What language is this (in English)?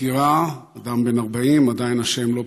Hebrew